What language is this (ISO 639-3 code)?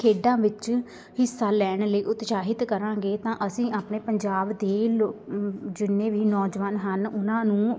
pan